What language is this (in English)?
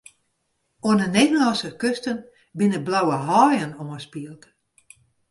Western Frisian